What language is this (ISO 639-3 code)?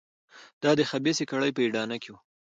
pus